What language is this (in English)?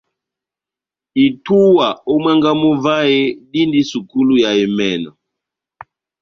Batanga